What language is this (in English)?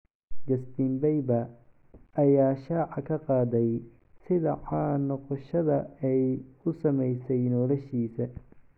Somali